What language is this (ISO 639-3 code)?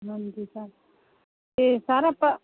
pan